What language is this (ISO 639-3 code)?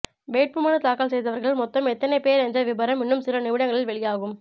tam